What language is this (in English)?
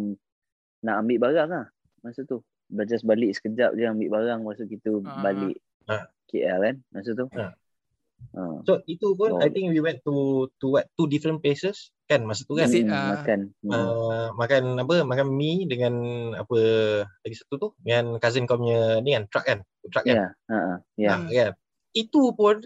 Malay